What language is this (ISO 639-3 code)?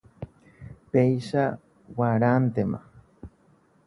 grn